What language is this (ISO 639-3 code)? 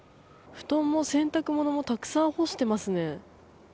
jpn